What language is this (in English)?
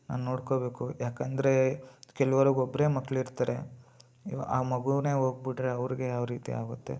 Kannada